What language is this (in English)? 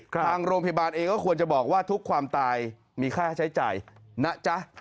Thai